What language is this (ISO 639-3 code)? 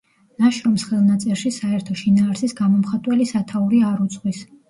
kat